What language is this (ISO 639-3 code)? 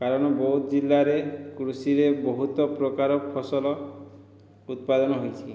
ori